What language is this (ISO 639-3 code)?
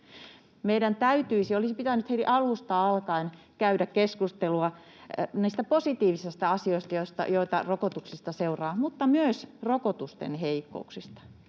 fin